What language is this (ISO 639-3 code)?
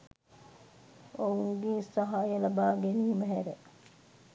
sin